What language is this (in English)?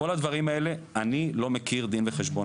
Hebrew